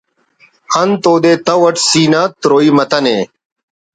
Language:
Brahui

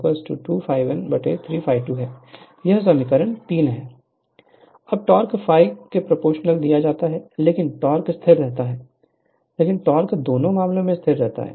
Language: Hindi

